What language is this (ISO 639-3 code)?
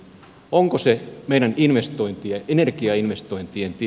fin